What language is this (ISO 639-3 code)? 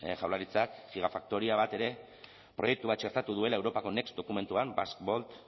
eus